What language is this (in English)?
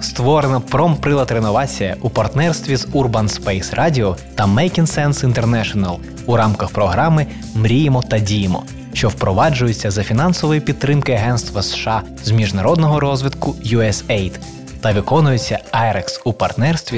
Ukrainian